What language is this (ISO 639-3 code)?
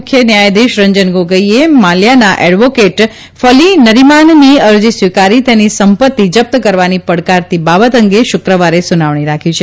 guj